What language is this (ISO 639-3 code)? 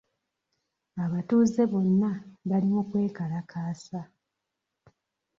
lug